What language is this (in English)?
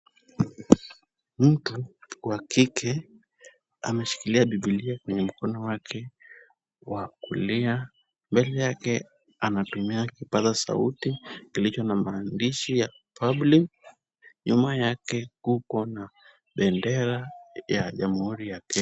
Swahili